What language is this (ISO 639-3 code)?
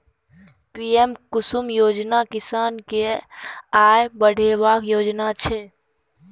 mai